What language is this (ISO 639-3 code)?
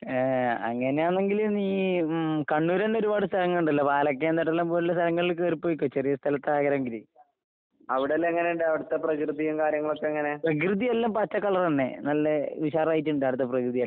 mal